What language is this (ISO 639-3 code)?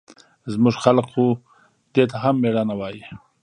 pus